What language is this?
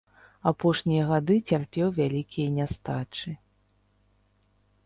Belarusian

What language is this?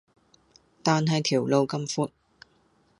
Cantonese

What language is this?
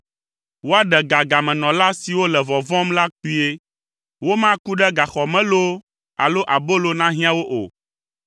Ewe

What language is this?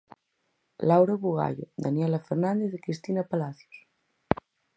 Galician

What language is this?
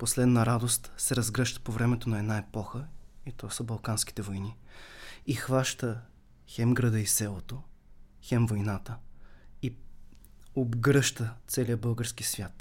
Bulgarian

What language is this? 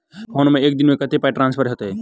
Maithili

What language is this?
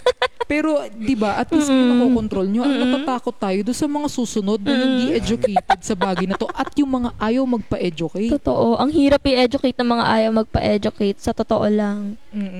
Filipino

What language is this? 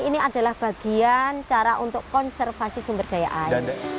Indonesian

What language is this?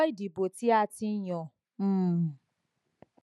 Yoruba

